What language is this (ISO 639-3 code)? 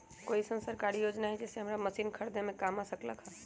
mag